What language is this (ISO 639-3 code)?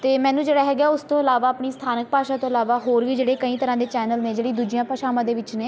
pan